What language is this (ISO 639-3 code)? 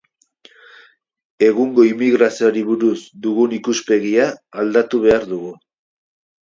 eus